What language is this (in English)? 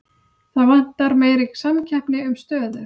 Icelandic